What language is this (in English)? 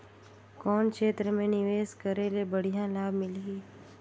Chhattisgarhi